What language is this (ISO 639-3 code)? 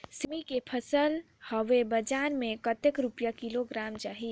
hne